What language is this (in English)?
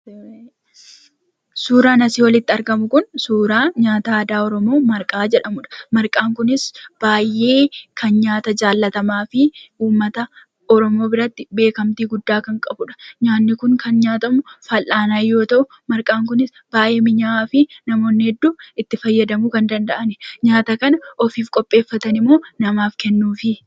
Oromo